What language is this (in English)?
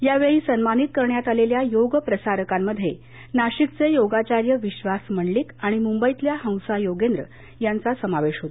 Marathi